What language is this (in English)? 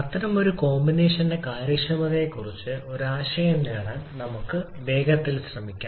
Malayalam